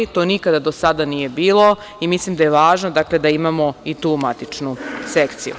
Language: Serbian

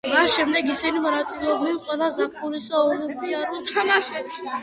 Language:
Georgian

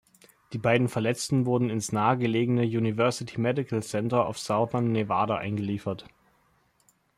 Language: German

